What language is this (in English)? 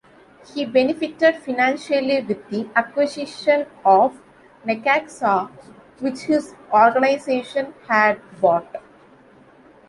English